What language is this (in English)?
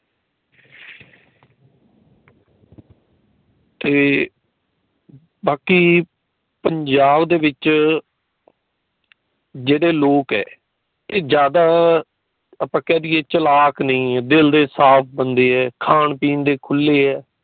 Punjabi